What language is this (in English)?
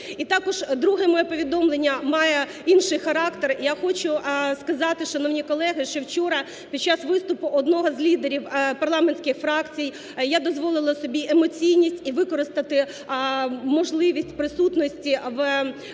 Ukrainian